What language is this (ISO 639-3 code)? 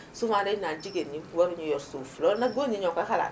wol